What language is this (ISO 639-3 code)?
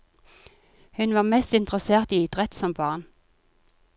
nor